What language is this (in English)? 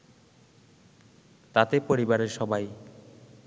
Bangla